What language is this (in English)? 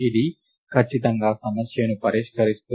Telugu